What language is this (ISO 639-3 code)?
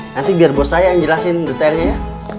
ind